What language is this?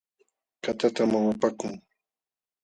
Jauja Wanca Quechua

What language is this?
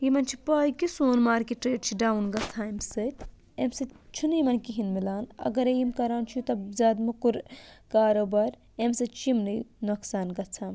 Kashmiri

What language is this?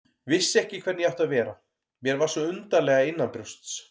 Icelandic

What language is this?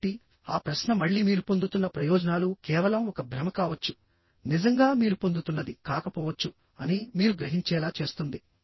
Telugu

